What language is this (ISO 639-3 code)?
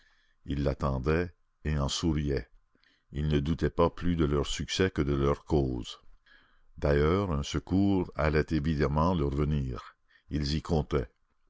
fra